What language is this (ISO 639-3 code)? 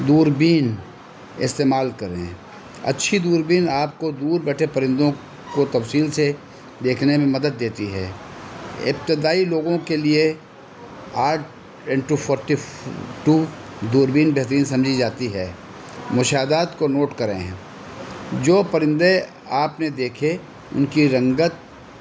urd